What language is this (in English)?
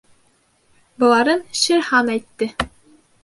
Bashkir